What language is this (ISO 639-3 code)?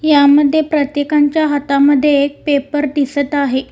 mar